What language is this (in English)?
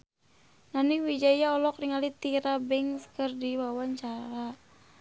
Sundanese